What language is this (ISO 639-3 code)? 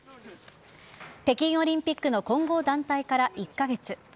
jpn